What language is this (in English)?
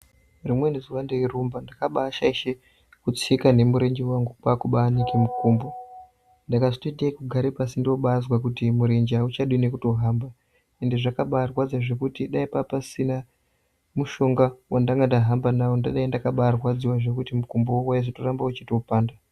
Ndau